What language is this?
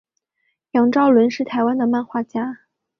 Chinese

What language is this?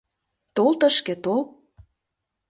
Mari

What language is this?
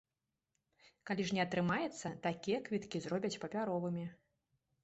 Belarusian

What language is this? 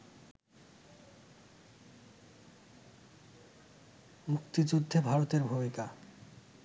Bangla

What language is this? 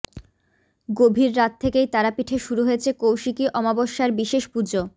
Bangla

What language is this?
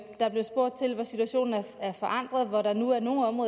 Danish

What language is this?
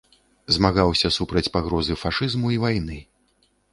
Belarusian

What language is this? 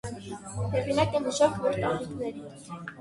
Armenian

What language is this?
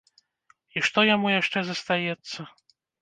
Belarusian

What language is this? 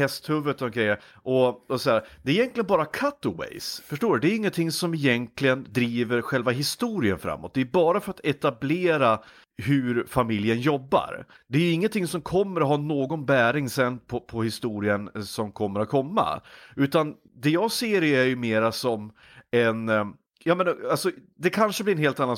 Swedish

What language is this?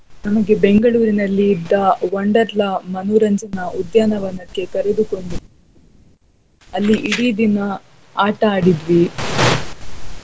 Kannada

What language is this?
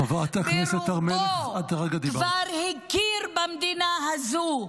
Hebrew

